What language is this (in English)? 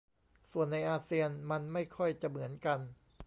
Thai